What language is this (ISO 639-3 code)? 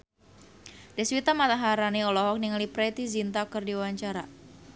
sun